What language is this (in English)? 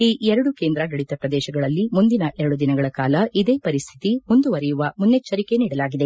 Kannada